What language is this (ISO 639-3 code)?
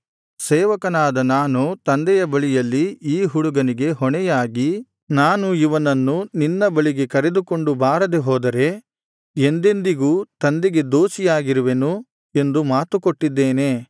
kan